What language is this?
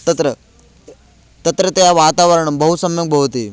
Sanskrit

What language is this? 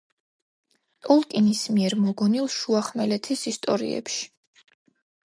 Georgian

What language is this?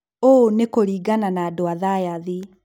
Kikuyu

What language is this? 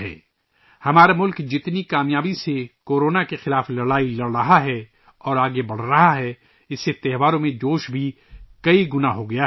Urdu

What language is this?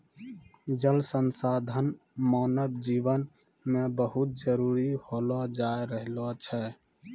Maithili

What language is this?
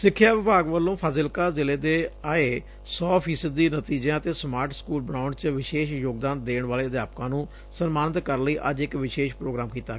Punjabi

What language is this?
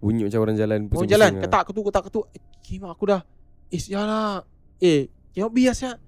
Malay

